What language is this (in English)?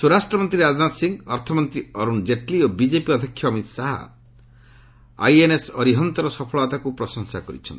Odia